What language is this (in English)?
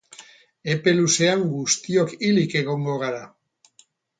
Basque